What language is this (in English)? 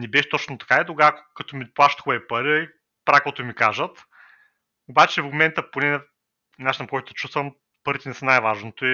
Bulgarian